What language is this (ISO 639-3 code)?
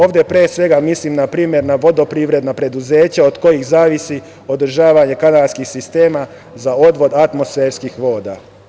srp